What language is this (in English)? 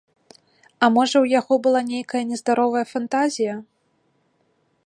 Belarusian